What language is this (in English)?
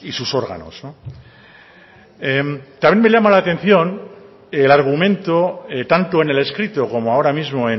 Spanish